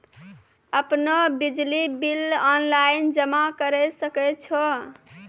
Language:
Maithili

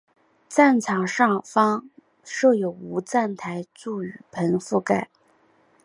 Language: Chinese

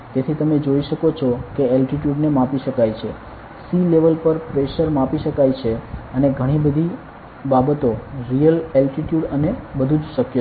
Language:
Gujarati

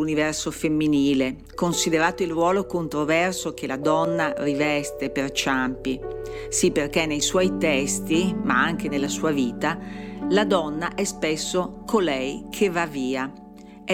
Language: Italian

